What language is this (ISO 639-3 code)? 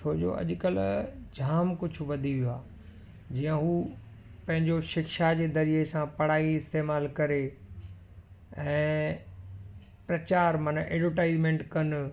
snd